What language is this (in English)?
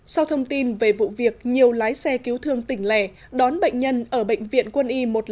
Vietnamese